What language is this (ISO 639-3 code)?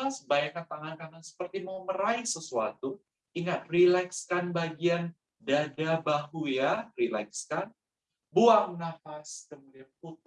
ind